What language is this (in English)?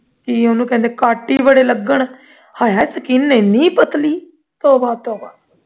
Punjabi